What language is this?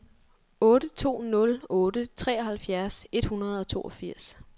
Danish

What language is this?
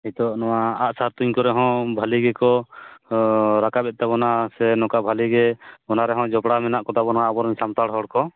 Santali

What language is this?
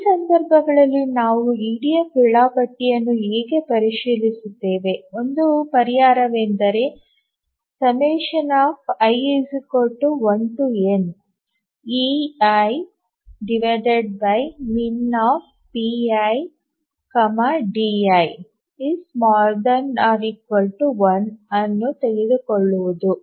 Kannada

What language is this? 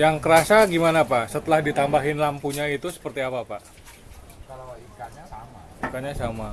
Indonesian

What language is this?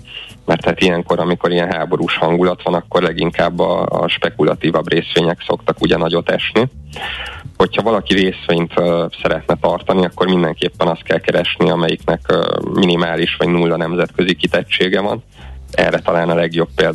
Hungarian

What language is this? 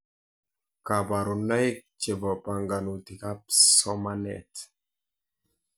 Kalenjin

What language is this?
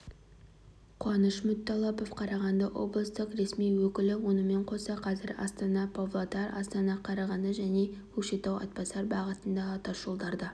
Kazakh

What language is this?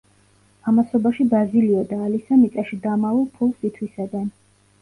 Georgian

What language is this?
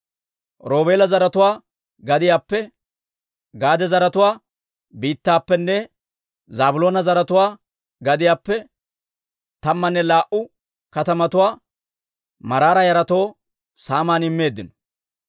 Dawro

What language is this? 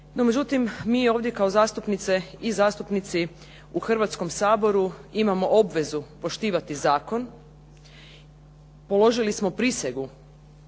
Croatian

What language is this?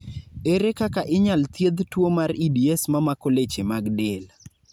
Luo (Kenya and Tanzania)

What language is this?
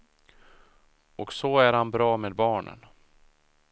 Swedish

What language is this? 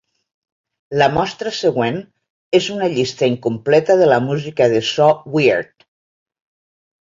Catalan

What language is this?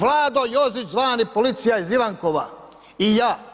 Croatian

